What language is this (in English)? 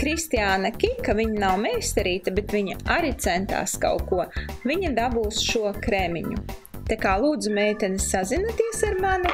Latvian